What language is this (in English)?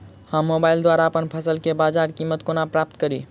Maithili